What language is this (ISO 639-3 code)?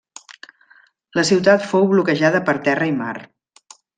cat